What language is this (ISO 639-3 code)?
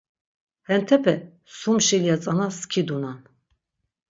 lzz